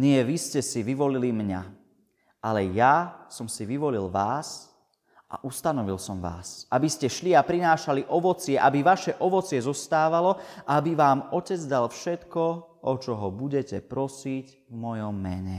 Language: Slovak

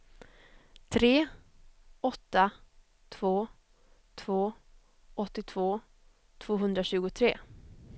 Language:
Swedish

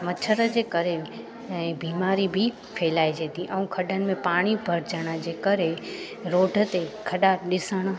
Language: Sindhi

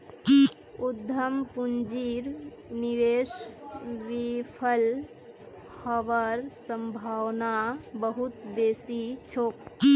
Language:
Magahi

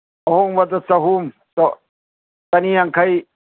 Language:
Manipuri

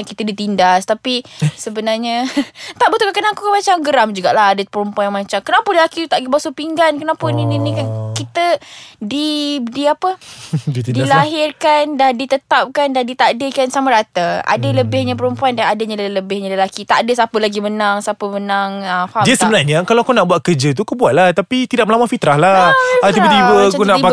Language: Malay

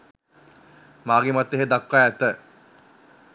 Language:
Sinhala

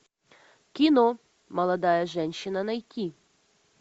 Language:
Russian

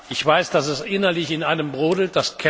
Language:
German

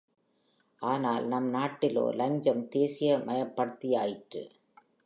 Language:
Tamil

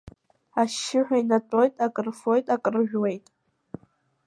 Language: Abkhazian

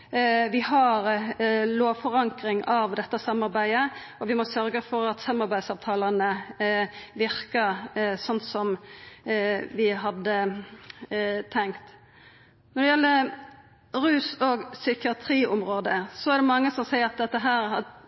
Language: Norwegian Nynorsk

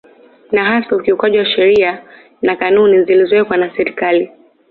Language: Swahili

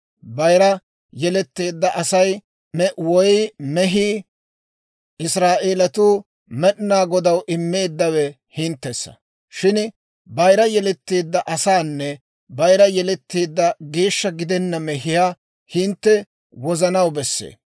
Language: Dawro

